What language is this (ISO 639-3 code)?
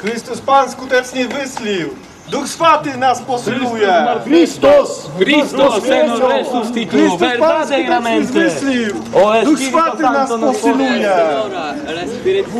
pol